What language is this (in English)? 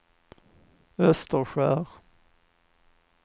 Swedish